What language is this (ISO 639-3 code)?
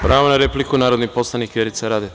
srp